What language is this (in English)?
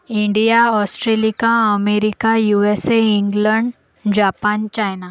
Marathi